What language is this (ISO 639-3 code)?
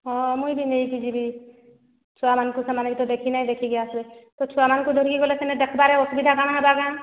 ori